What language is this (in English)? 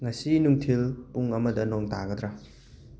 Manipuri